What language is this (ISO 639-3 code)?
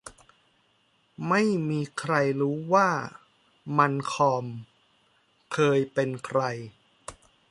tha